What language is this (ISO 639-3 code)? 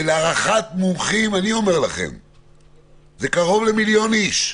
heb